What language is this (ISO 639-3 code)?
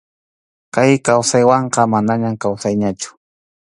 qxu